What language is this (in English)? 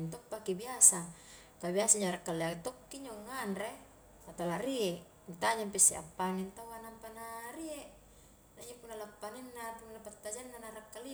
Highland Konjo